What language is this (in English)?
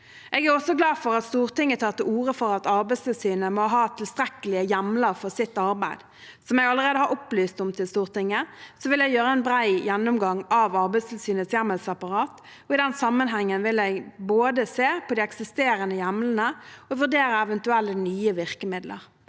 Norwegian